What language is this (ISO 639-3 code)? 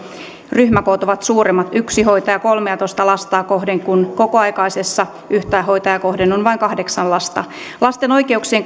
fin